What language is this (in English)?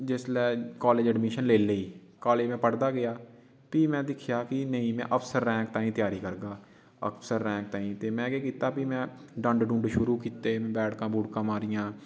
Dogri